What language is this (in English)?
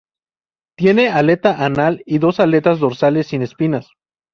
Spanish